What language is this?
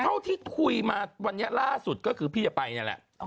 Thai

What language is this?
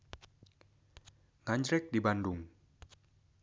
Sundanese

